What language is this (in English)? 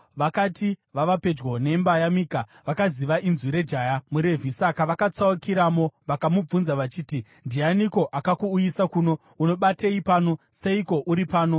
Shona